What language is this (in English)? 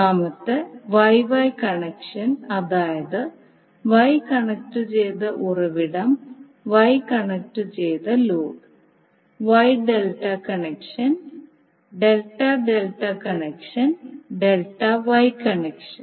Malayalam